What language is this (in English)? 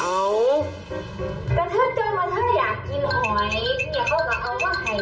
Thai